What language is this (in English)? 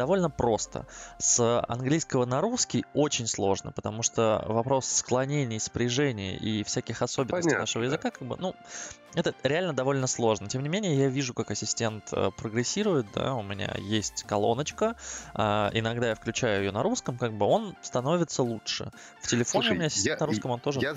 Russian